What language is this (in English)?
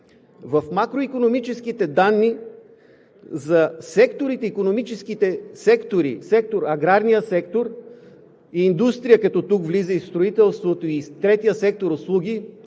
Bulgarian